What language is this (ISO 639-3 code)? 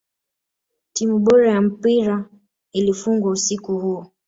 swa